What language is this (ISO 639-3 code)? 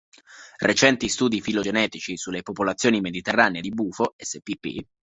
ita